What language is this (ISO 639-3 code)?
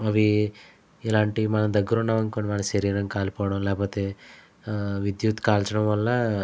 tel